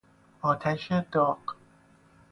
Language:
Persian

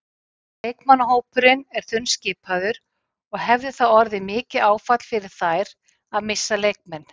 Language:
Icelandic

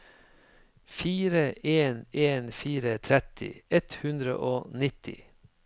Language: Norwegian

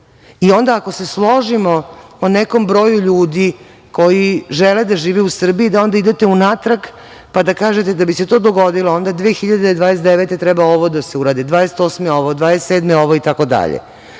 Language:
Serbian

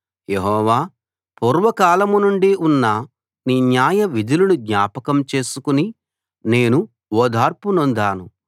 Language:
Telugu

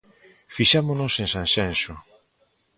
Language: Galician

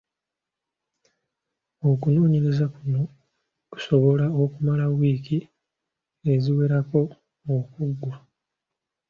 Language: Ganda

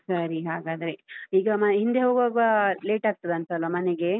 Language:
Kannada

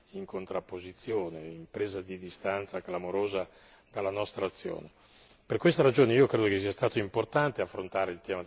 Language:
Italian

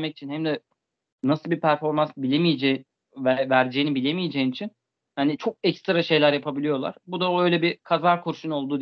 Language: Turkish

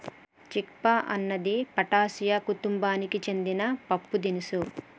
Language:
Telugu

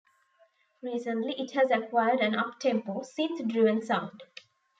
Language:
English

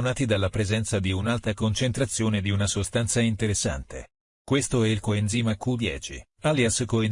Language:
Italian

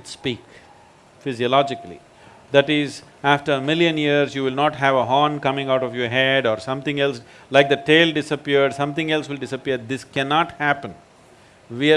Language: English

